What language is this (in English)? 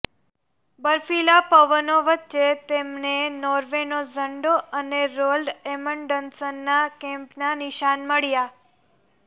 Gujarati